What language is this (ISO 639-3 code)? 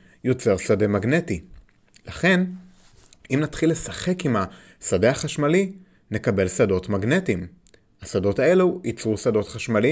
heb